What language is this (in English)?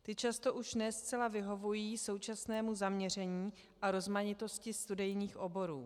Czech